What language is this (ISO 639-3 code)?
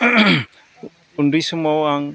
brx